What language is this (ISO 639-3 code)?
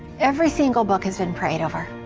eng